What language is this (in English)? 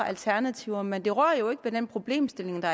Danish